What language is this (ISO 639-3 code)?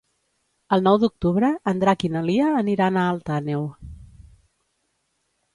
cat